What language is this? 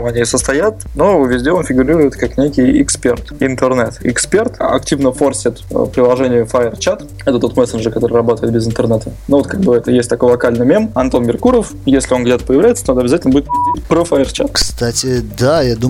Russian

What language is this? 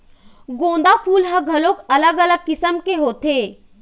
Chhattisgarhi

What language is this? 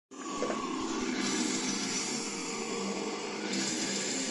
Russian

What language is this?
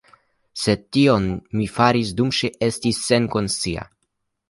Esperanto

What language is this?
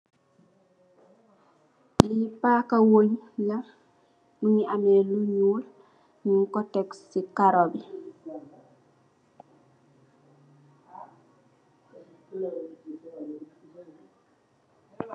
Wolof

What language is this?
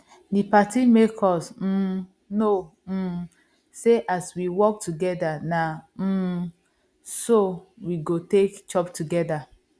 Nigerian Pidgin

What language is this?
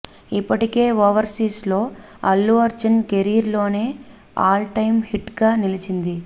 Telugu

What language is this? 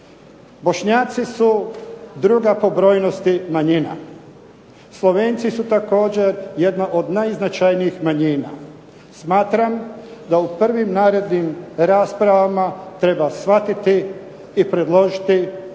Croatian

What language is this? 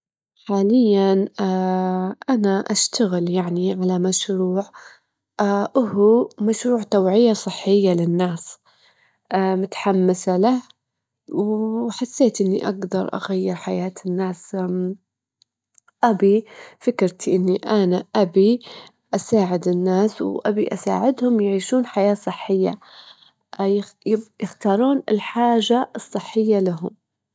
Gulf Arabic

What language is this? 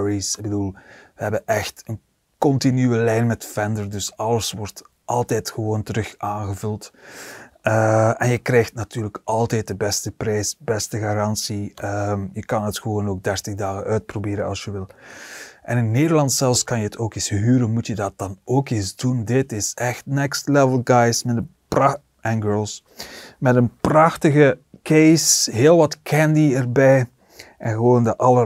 Dutch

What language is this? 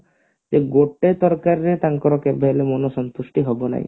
Odia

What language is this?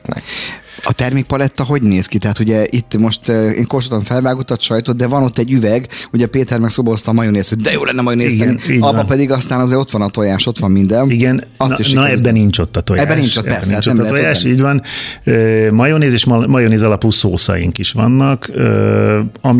Hungarian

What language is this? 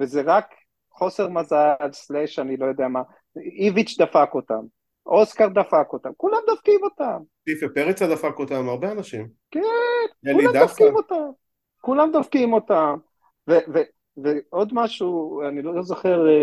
Hebrew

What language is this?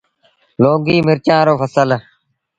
Sindhi Bhil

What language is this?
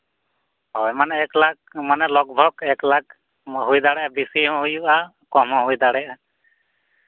Santali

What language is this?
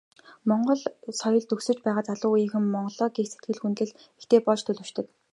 Mongolian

